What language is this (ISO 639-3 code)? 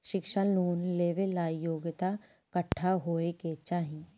bho